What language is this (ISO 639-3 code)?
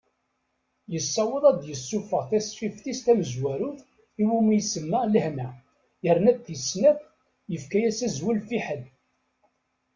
kab